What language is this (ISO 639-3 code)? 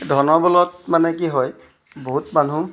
asm